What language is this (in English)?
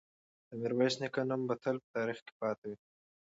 Pashto